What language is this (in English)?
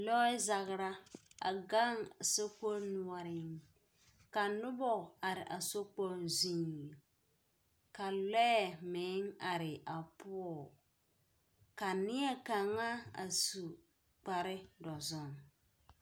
Southern Dagaare